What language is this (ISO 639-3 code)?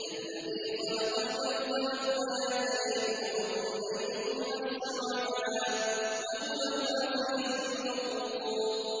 ara